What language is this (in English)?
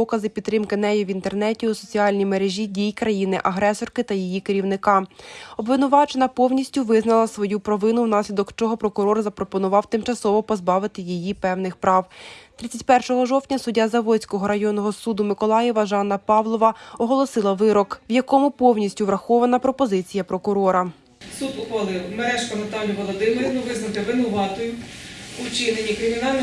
Ukrainian